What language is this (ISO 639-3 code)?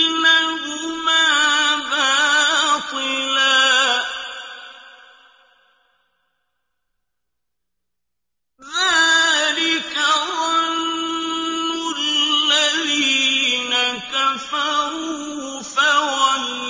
ara